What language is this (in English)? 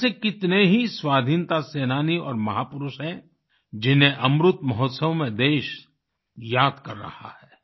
Hindi